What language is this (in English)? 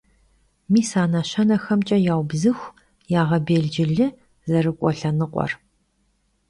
Kabardian